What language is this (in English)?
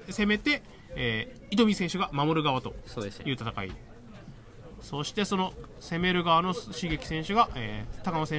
Japanese